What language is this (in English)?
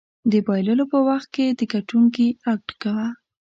Pashto